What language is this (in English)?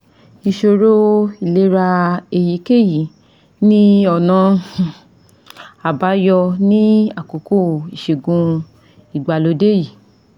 Yoruba